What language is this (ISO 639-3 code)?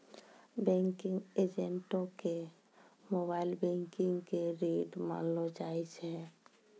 mai